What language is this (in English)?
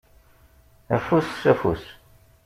Kabyle